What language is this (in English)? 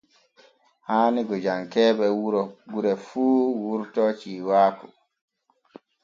Borgu Fulfulde